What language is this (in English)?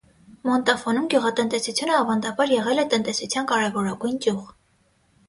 Armenian